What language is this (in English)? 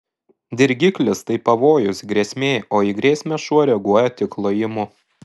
Lithuanian